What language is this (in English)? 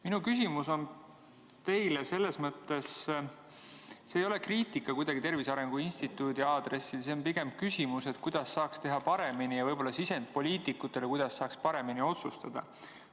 Estonian